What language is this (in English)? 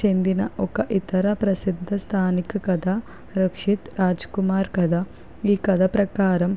Telugu